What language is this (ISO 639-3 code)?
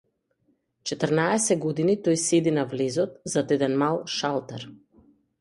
mkd